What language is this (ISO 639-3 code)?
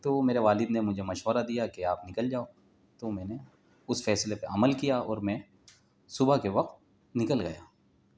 urd